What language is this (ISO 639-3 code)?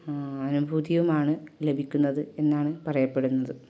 mal